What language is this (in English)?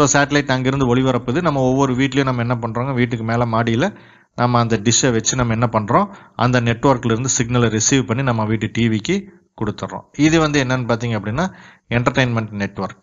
Tamil